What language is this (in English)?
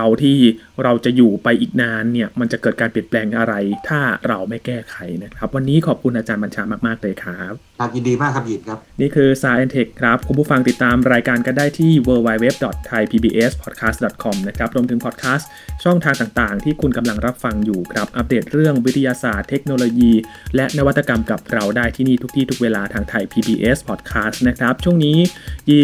Thai